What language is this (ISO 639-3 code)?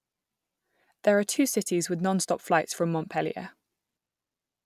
eng